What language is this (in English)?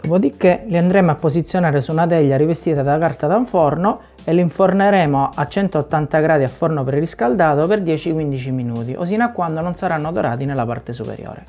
Italian